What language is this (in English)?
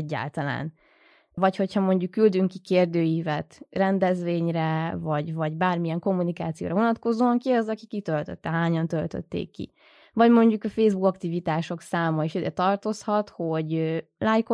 Hungarian